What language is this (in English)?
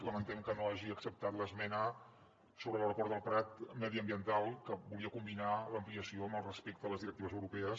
Catalan